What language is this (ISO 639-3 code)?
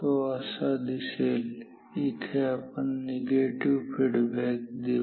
mar